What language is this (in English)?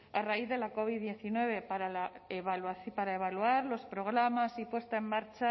Spanish